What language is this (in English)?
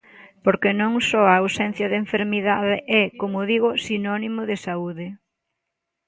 Galician